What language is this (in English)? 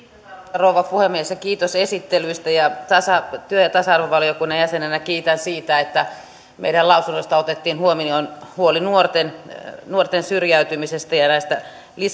Finnish